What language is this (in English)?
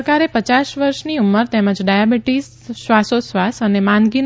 Gujarati